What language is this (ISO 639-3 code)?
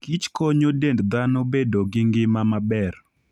luo